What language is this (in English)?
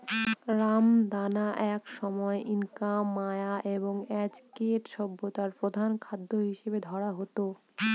Bangla